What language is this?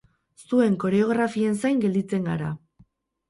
Basque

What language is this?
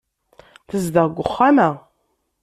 Kabyle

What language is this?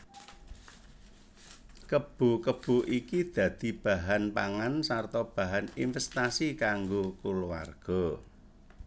Javanese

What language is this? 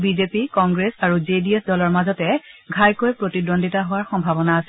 Assamese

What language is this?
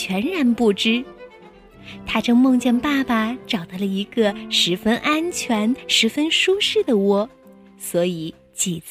Chinese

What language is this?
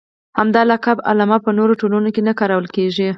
Pashto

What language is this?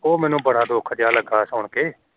Punjabi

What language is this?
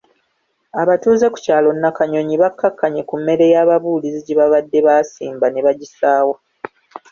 Ganda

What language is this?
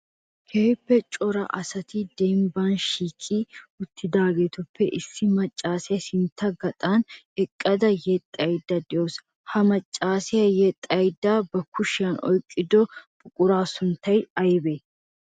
Wolaytta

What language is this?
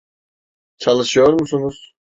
Turkish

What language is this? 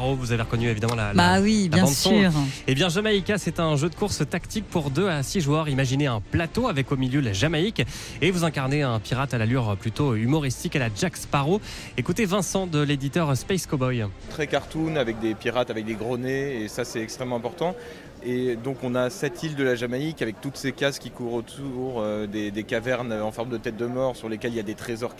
French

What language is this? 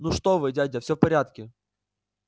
Russian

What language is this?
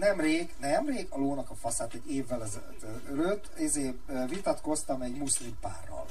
Hungarian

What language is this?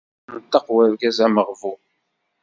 Kabyle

